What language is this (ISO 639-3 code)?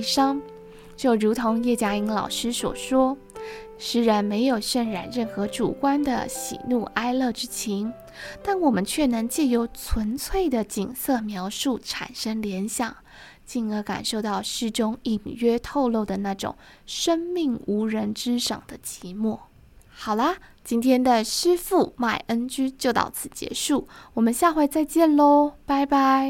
zho